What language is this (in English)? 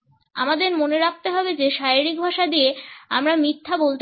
Bangla